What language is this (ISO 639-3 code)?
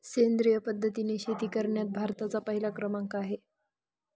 mar